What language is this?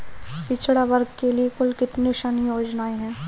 Hindi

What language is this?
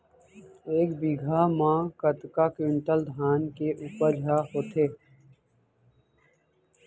Chhattisgarhi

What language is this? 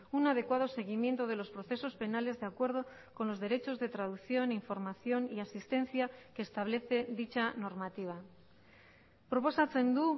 Spanish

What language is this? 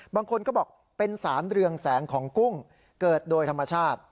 Thai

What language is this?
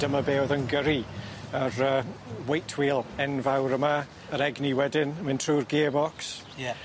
Welsh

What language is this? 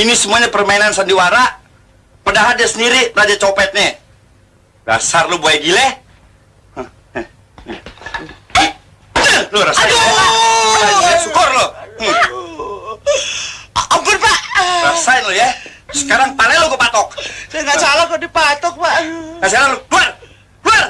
Indonesian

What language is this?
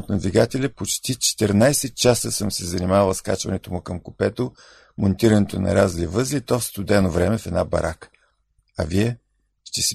Bulgarian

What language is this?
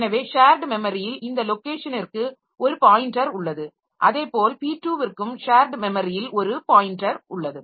Tamil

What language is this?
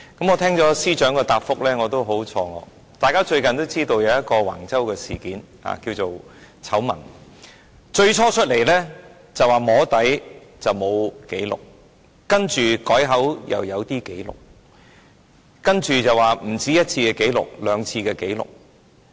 Cantonese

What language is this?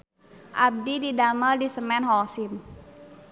Sundanese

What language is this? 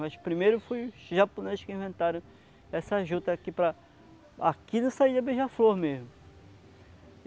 Portuguese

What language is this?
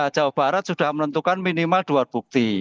Indonesian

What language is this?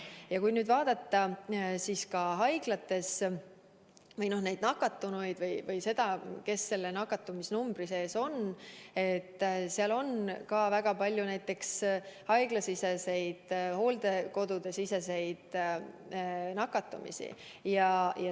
Estonian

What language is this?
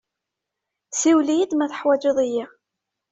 Kabyle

